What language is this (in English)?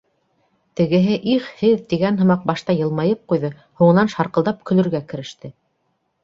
Bashkir